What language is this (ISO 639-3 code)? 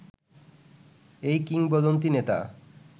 ben